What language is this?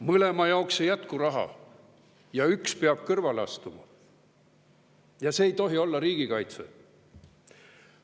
Estonian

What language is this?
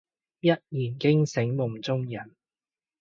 Cantonese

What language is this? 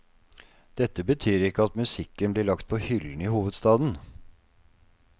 Norwegian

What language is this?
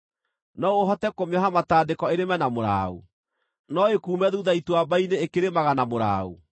Kikuyu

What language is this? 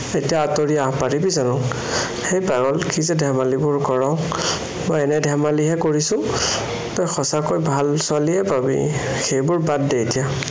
Assamese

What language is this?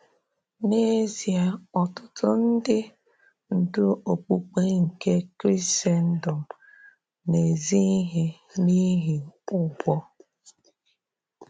Igbo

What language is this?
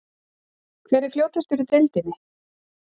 Icelandic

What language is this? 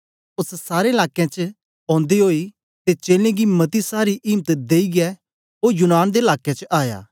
Dogri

